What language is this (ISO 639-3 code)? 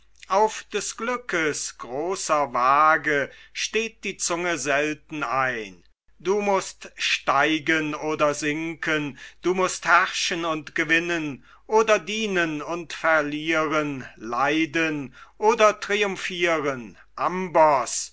deu